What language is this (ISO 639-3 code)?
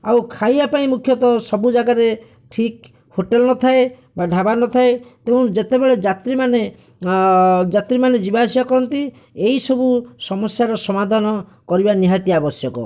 ori